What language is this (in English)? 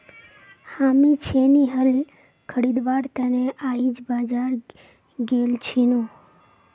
Magahi